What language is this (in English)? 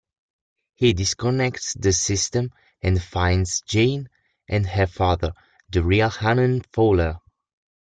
English